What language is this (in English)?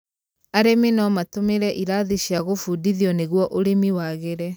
Kikuyu